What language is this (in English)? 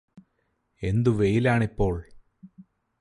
Malayalam